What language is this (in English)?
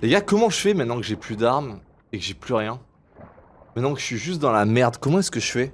French